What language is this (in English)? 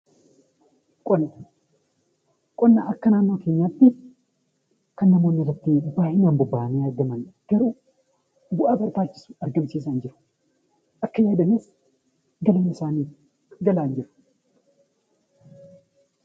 Oromo